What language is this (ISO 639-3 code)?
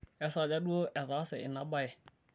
mas